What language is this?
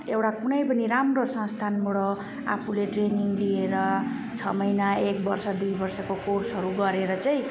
Nepali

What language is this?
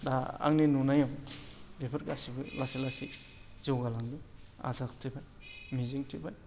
Bodo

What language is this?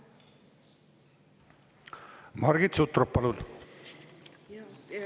Estonian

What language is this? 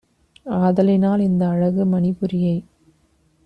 Tamil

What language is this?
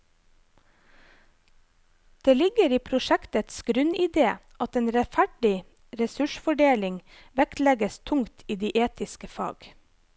Norwegian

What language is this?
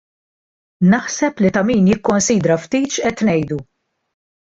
Maltese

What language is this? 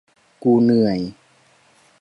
Thai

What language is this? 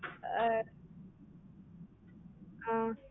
Tamil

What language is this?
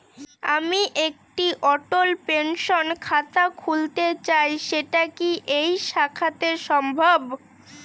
Bangla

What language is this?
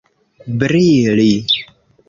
Esperanto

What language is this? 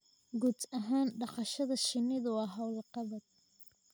Somali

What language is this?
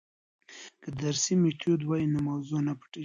Pashto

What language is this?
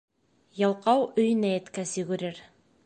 Bashkir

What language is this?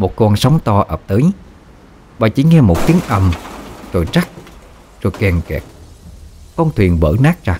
Vietnamese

